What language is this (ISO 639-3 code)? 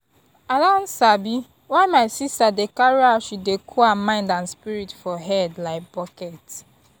pcm